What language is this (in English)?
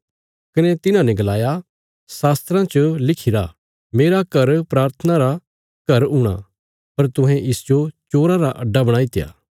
Bilaspuri